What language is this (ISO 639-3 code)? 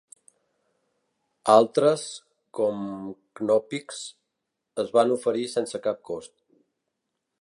cat